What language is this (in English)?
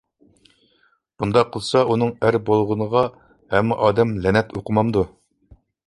Uyghur